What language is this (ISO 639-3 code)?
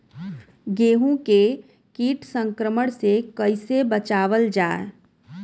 bho